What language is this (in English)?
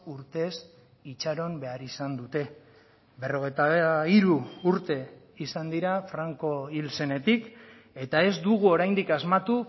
Basque